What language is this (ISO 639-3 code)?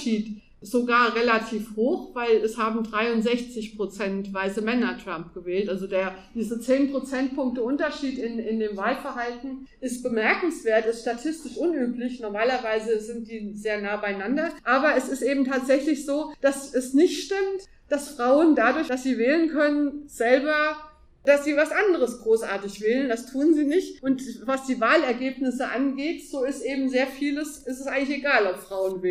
deu